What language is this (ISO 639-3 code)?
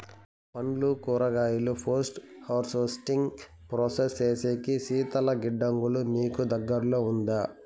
tel